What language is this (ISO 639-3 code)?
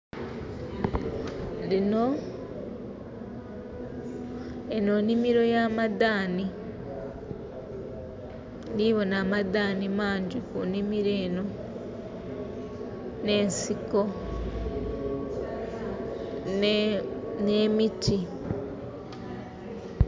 xog